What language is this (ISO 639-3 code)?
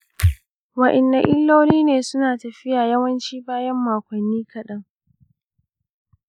hau